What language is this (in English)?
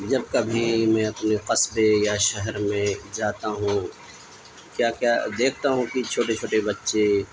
Urdu